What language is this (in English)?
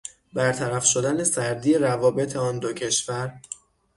Persian